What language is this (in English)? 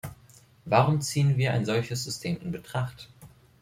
German